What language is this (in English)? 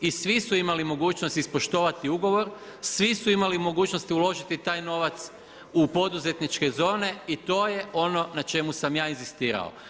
Croatian